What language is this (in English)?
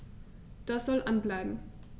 German